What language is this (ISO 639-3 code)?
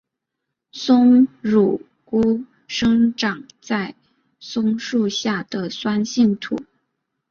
zho